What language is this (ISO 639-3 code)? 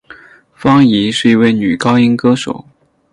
zho